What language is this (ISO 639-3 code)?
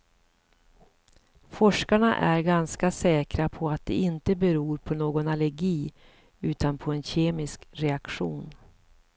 swe